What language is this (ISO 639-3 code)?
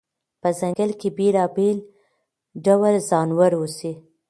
pus